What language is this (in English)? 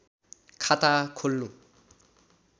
Nepali